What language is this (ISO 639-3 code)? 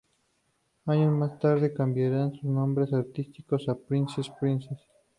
spa